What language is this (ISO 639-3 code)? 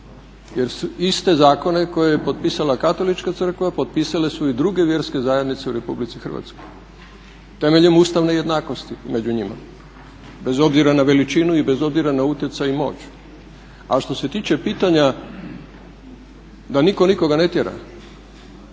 hrv